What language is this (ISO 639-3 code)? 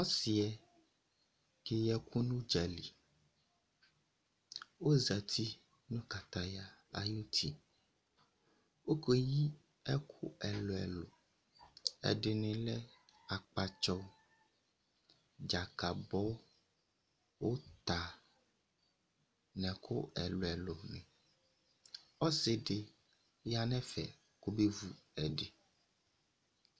kpo